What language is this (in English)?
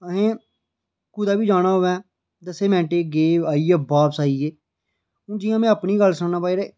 Dogri